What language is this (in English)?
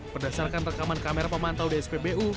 Indonesian